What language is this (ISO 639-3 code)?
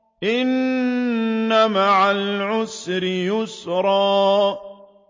ara